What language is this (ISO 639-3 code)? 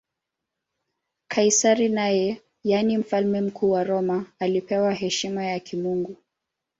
swa